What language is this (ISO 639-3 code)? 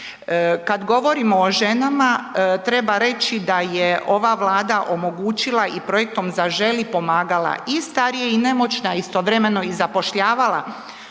hrv